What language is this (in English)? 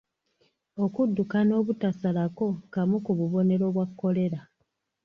Ganda